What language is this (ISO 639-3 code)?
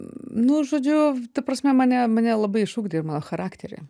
lit